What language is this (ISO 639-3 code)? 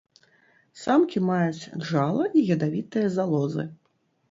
bel